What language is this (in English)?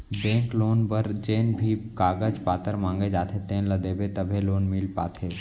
Chhattisgarhi